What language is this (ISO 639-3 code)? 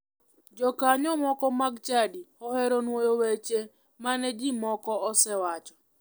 luo